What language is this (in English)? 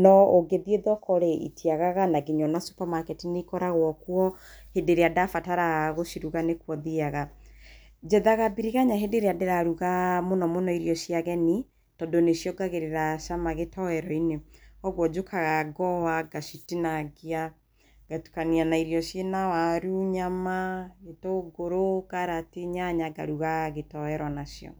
Kikuyu